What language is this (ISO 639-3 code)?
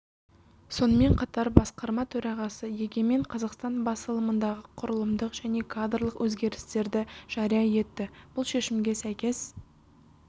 kaz